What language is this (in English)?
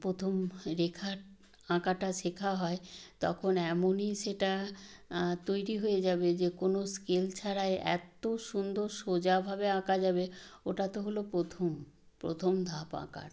Bangla